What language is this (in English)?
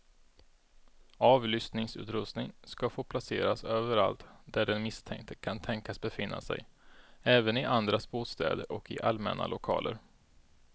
Swedish